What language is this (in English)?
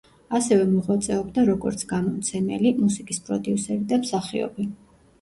Georgian